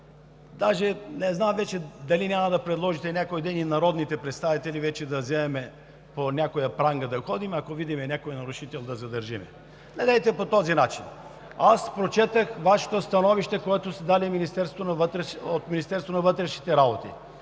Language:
Bulgarian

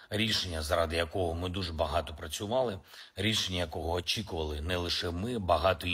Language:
Ukrainian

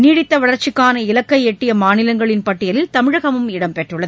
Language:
Tamil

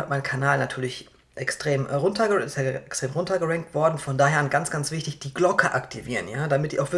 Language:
German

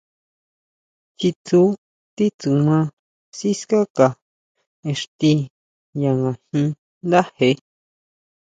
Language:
Huautla Mazatec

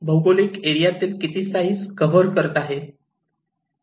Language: Marathi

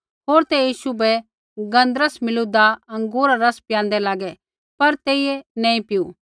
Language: Kullu Pahari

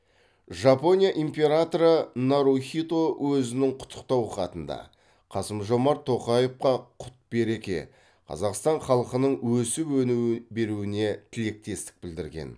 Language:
Kazakh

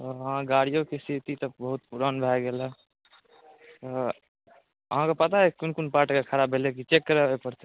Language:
Maithili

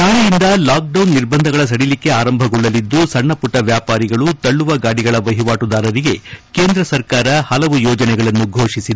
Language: Kannada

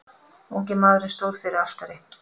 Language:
Icelandic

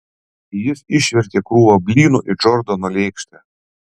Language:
Lithuanian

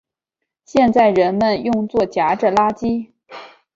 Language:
Chinese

